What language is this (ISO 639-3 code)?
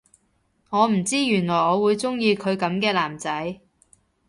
yue